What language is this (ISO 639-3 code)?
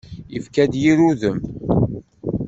kab